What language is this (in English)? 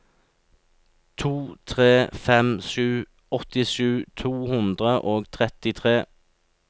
Norwegian